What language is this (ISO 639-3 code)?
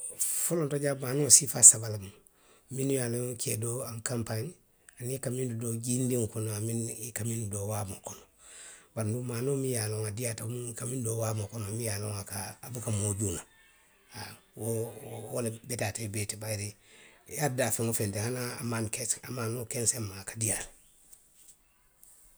mlq